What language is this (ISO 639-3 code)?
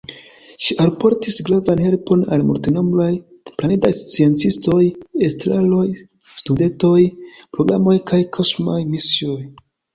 epo